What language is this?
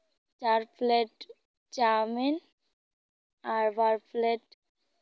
Santali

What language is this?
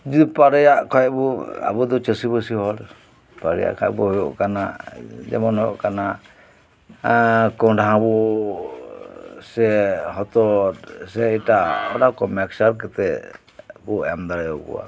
Santali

